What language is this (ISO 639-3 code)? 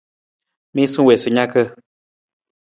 nmz